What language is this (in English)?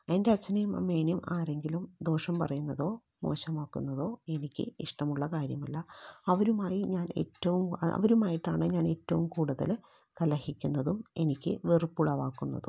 Malayalam